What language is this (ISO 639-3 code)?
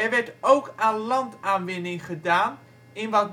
nld